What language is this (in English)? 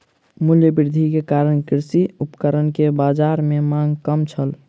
Maithili